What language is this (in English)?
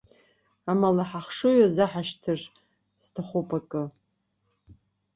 Abkhazian